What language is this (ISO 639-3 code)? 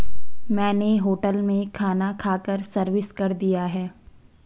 hin